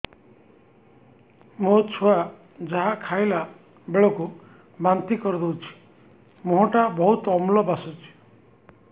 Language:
Odia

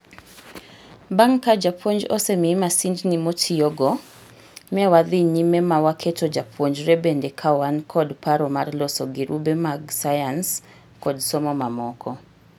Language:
Luo (Kenya and Tanzania)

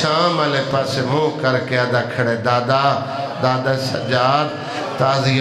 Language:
Arabic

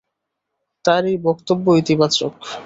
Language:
Bangla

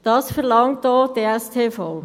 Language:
Swiss German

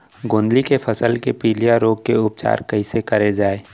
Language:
Chhattisgarhi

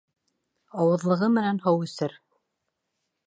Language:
Bashkir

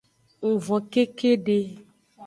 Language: Aja (Benin)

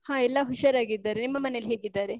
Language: Kannada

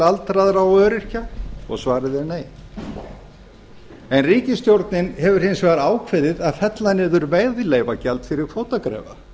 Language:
Icelandic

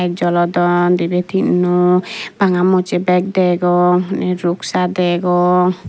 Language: Chakma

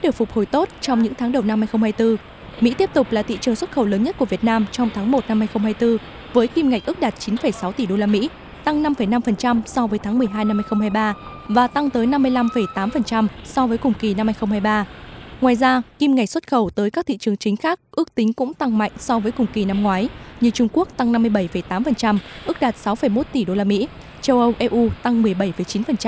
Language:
Vietnamese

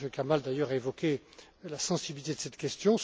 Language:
French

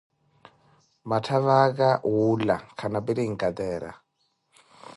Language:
Koti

